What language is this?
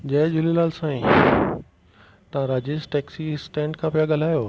Sindhi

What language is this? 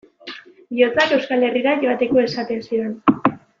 Basque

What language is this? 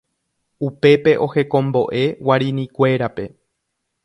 Guarani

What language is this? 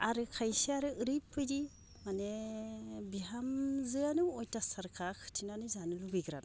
Bodo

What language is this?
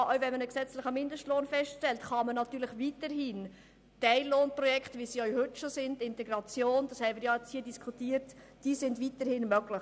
Swiss German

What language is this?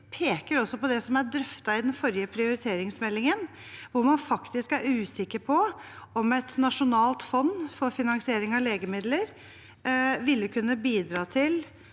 Norwegian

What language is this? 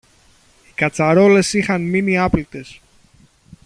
Greek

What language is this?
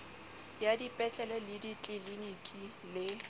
Southern Sotho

